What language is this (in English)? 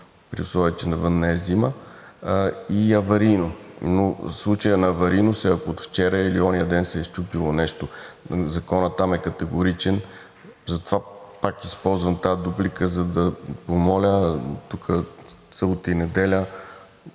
Bulgarian